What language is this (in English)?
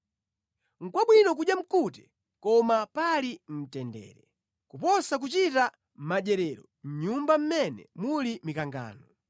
Nyanja